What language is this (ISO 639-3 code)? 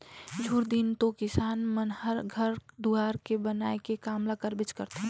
hne